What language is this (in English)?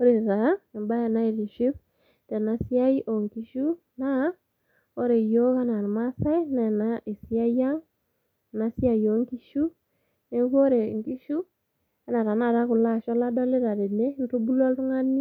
Masai